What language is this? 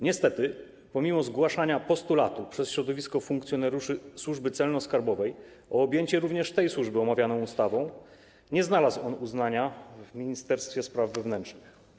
Polish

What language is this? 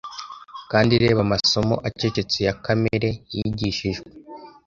Kinyarwanda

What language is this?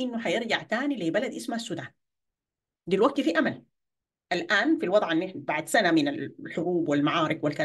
Arabic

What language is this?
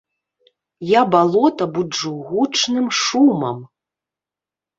Belarusian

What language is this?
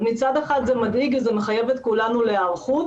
Hebrew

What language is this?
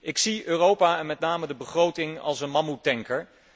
Dutch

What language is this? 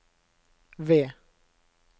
Norwegian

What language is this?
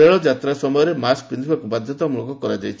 Odia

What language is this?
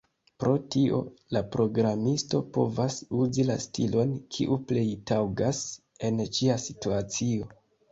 Esperanto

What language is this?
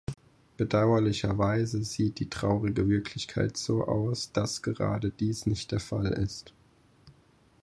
German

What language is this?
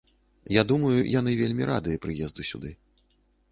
Belarusian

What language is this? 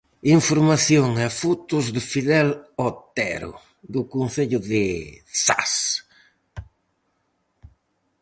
Galician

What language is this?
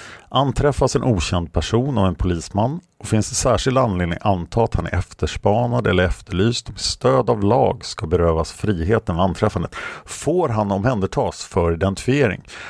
Swedish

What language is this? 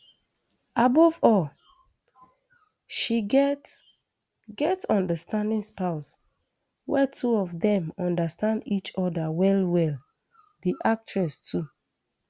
Nigerian Pidgin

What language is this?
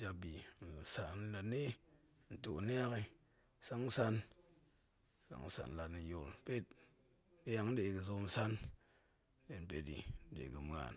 Goemai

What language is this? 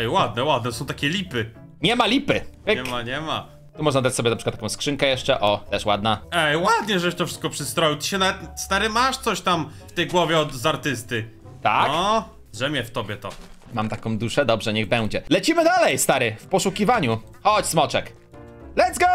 Polish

